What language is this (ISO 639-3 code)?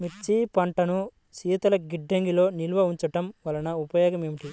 tel